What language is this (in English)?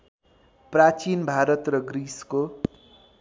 Nepali